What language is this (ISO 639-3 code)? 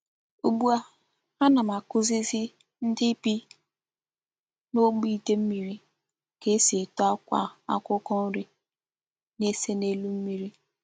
ibo